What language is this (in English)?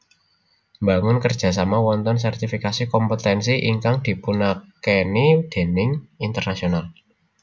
Javanese